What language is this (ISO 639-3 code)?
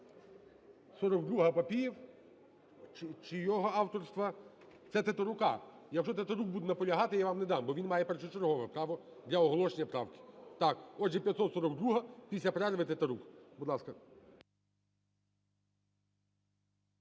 ukr